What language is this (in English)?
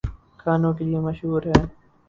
Urdu